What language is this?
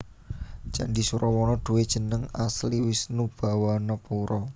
Javanese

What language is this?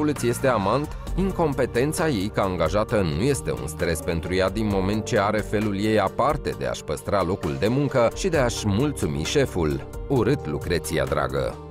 Romanian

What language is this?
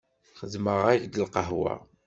Kabyle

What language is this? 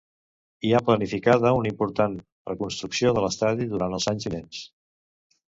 Catalan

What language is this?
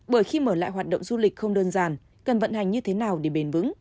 Vietnamese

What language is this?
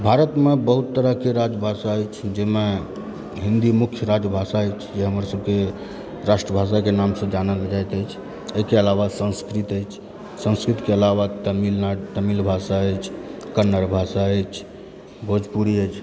Maithili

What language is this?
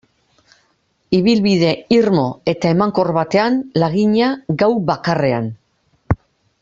Basque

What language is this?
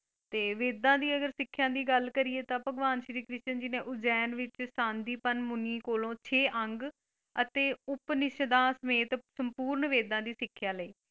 Punjabi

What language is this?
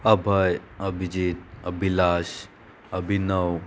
Konkani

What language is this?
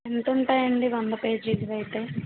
Telugu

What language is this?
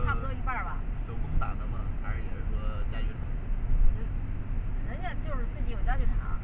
Chinese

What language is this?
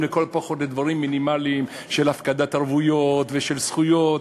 Hebrew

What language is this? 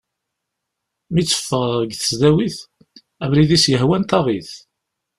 Kabyle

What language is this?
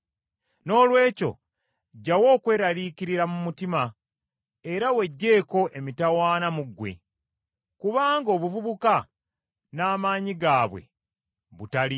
Ganda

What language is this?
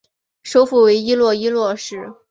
Chinese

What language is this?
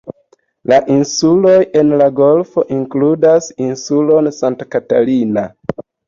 Esperanto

